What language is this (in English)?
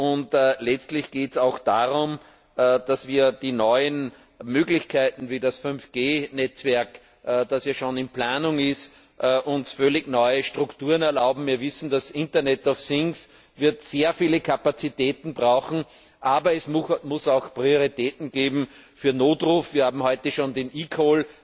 German